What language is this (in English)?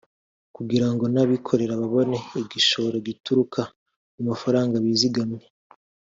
Kinyarwanda